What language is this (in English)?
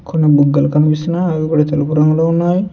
Telugu